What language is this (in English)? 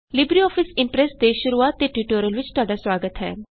Punjabi